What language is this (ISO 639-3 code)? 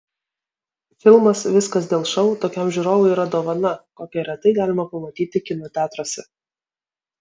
lit